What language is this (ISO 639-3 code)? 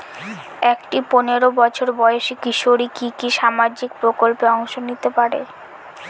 ben